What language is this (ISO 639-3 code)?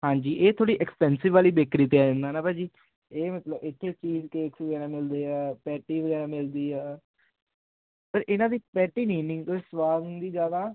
pan